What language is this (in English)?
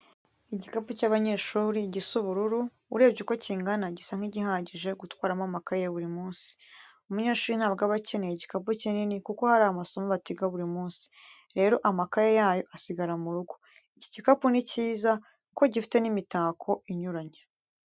Kinyarwanda